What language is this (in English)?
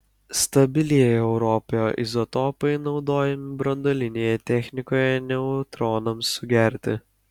Lithuanian